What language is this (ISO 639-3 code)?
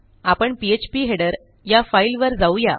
mar